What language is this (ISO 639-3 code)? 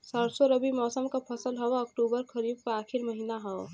bho